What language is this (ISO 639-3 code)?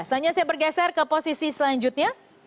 ind